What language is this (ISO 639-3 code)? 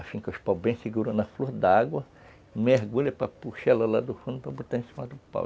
por